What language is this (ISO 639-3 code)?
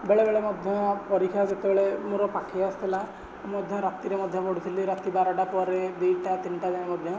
ori